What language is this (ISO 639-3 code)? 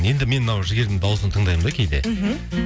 kaz